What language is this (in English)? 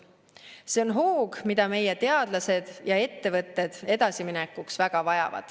Estonian